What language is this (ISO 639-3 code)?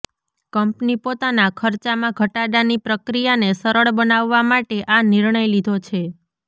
guj